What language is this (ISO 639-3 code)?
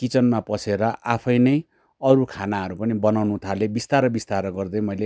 nep